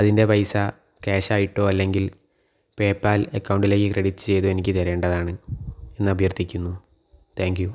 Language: Malayalam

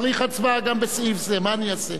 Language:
Hebrew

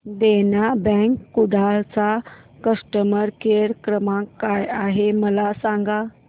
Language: Marathi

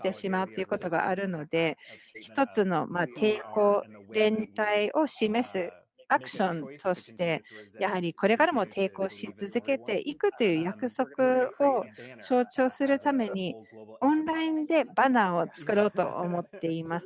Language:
Japanese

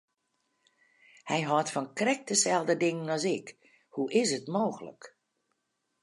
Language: Western Frisian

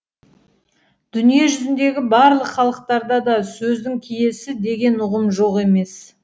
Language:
Kazakh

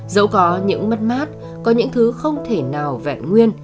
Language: Vietnamese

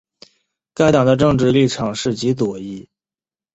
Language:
Chinese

